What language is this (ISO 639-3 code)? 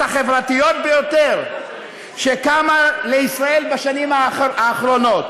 heb